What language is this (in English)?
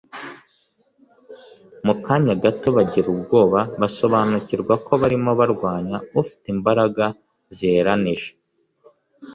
Kinyarwanda